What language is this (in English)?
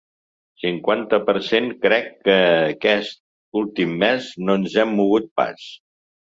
Catalan